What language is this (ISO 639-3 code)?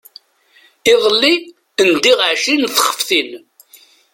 kab